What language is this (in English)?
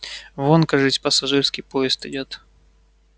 Russian